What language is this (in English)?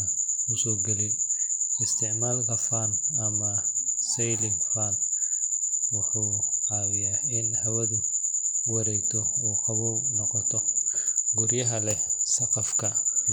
Somali